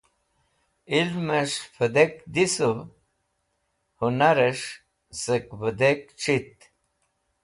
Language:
Wakhi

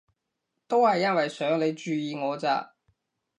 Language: Cantonese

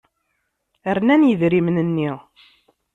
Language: Kabyle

